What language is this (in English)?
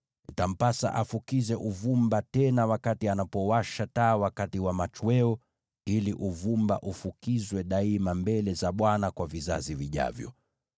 Swahili